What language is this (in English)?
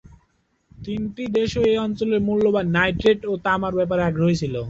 Bangla